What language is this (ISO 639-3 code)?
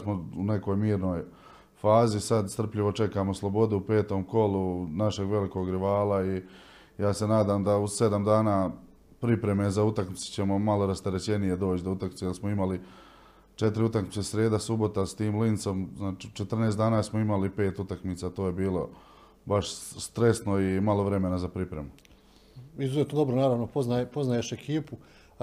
hrv